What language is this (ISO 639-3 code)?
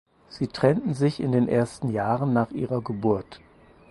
deu